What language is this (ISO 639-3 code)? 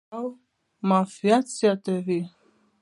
pus